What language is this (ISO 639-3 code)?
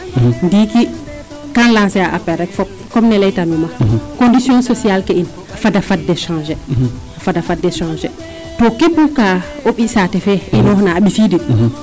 srr